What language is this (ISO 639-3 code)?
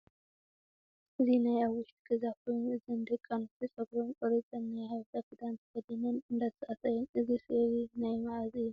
tir